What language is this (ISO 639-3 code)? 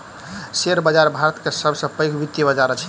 mai